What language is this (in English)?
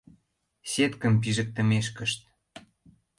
Mari